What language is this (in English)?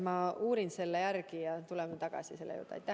Estonian